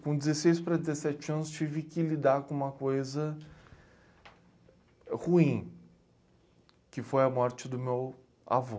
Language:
Portuguese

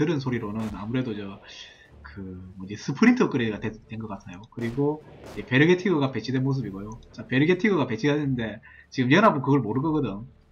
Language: Korean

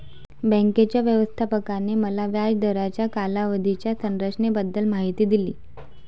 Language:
Marathi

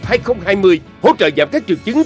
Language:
Vietnamese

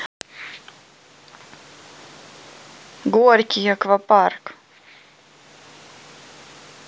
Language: Russian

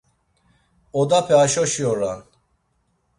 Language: Laz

